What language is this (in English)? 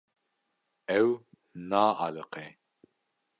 Kurdish